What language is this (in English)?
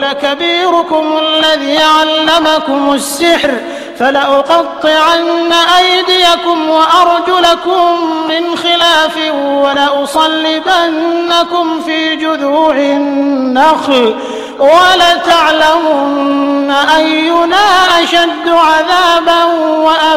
Arabic